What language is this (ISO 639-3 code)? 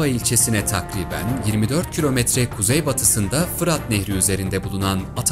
tur